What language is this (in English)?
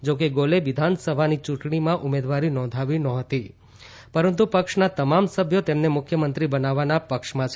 Gujarati